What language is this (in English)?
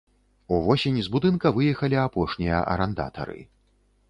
Belarusian